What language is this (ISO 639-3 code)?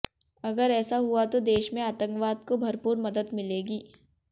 hin